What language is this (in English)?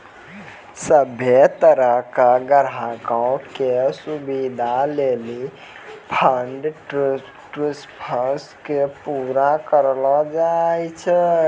Maithili